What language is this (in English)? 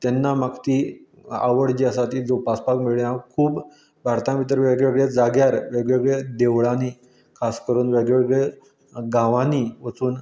Konkani